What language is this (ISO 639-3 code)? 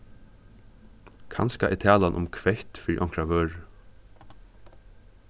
fao